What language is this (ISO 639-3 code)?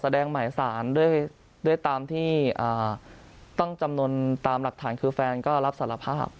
tha